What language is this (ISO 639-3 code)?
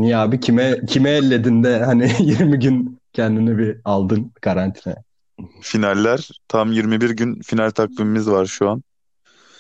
tur